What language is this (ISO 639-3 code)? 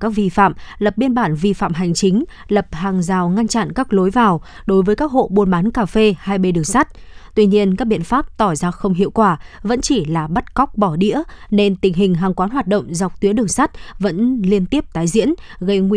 vie